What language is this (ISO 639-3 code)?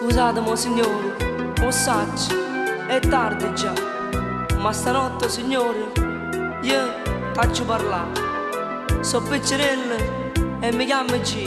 ron